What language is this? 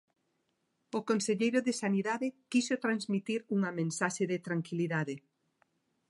Galician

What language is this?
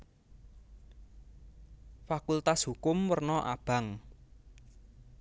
Javanese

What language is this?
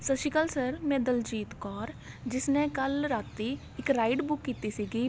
Punjabi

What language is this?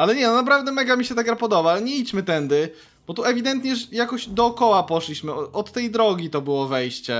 Polish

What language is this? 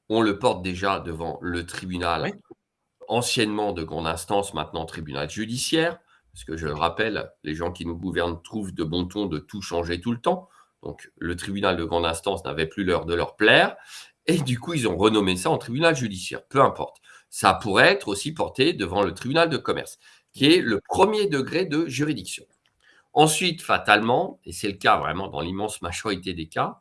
French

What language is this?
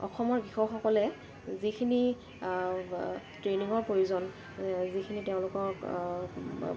Assamese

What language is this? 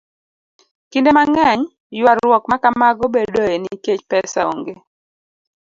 Luo (Kenya and Tanzania)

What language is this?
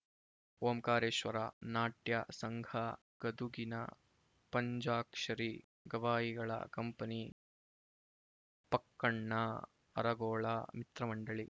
Kannada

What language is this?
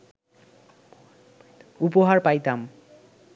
Bangla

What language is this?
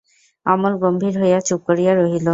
Bangla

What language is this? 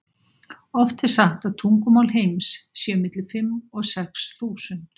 Icelandic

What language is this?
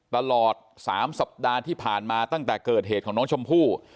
Thai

